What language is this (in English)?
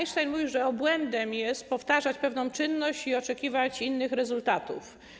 Polish